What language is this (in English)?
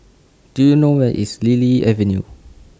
English